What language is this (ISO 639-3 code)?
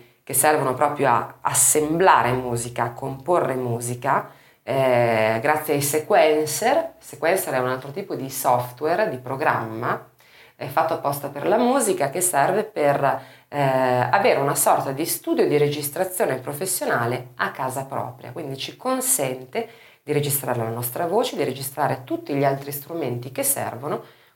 ita